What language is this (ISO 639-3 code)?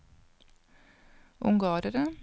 nor